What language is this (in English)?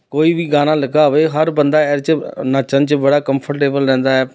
Punjabi